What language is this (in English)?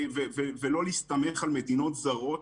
Hebrew